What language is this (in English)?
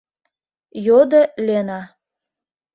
Mari